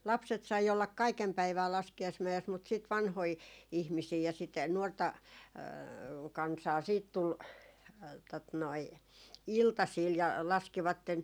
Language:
Finnish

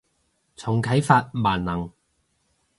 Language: Cantonese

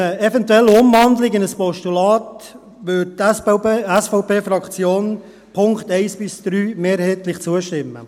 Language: Swiss German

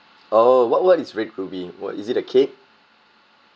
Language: English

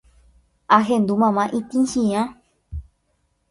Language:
Guarani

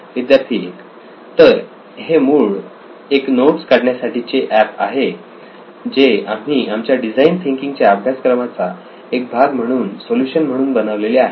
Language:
Marathi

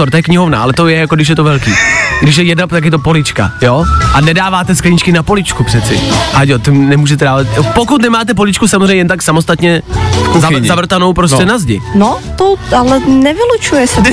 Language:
Czech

